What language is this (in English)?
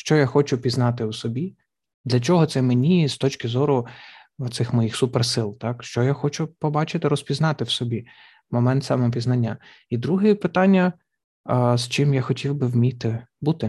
Ukrainian